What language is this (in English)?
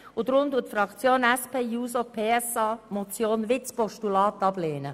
Swiss German